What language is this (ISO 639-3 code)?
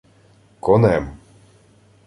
ukr